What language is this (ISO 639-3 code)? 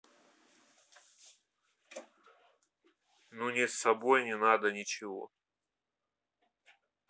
rus